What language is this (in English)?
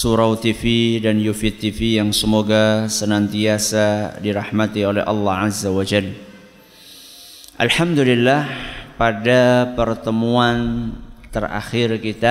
Indonesian